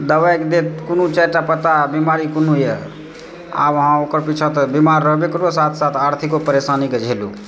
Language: Maithili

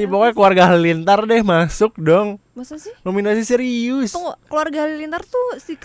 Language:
Indonesian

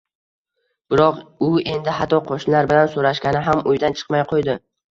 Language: Uzbek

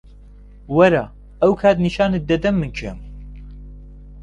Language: Central Kurdish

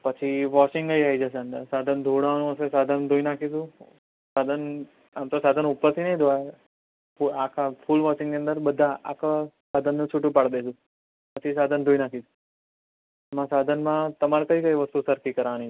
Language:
Gujarati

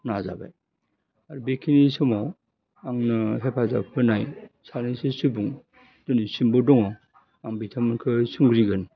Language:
Bodo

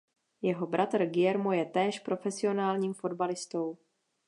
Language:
Czech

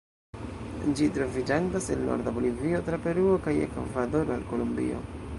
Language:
Esperanto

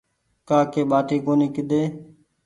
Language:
Goaria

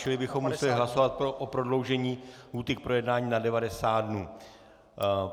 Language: Czech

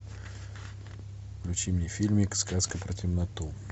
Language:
Russian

